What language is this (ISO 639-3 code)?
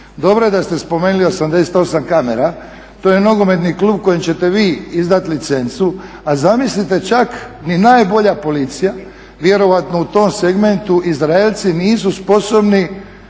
hrv